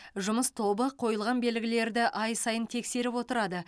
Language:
Kazakh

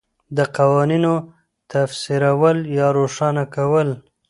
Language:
Pashto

